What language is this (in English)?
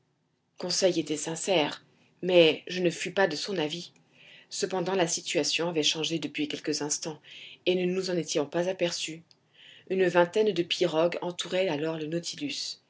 French